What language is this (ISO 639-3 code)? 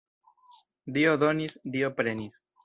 epo